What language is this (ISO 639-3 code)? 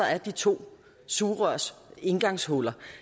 dan